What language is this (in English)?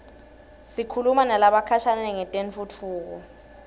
Swati